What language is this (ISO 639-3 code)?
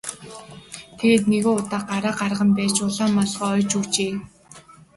mon